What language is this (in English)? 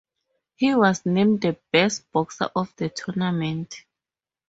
English